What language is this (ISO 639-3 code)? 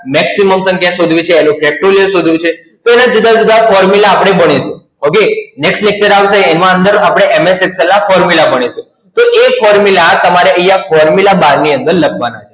guj